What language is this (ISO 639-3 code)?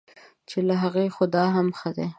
pus